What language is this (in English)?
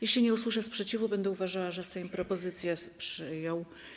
Polish